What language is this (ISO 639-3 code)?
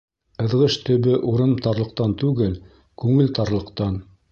bak